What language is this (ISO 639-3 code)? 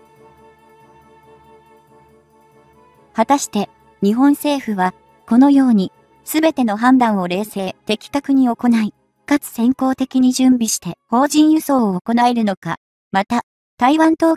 jpn